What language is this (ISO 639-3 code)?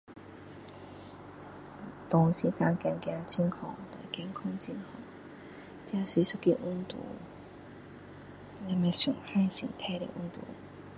cdo